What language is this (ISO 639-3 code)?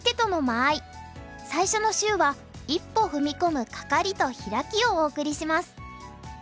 jpn